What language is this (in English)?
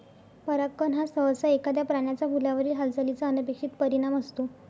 Marathi